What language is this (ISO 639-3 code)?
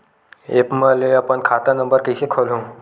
hne